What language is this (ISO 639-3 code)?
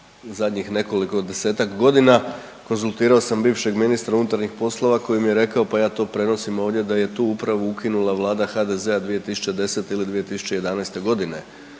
hrv